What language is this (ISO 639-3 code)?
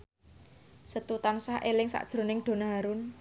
jav